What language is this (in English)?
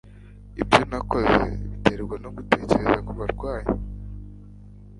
Kinyarwanda